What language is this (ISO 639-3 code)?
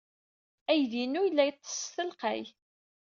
kab